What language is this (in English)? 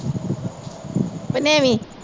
Punjabi